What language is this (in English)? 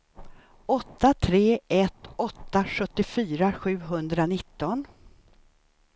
Swedish